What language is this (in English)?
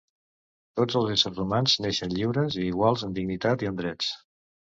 Catalan